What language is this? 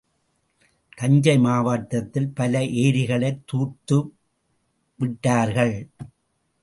Tamil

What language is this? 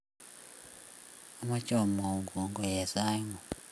Kalenjin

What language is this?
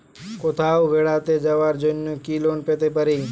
Bangla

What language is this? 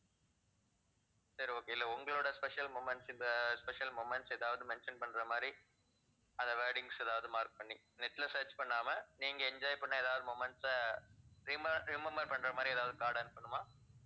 Tamil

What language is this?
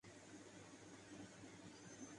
Urdu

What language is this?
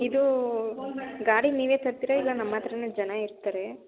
Kannada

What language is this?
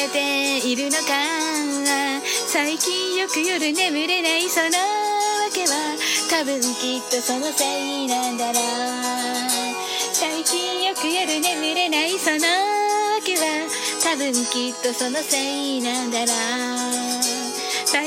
Japanese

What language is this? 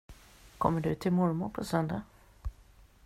Swedish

